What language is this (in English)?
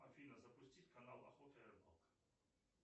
Russian